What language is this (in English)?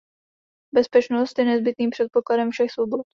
Czech